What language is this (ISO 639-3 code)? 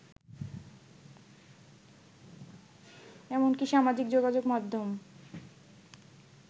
ben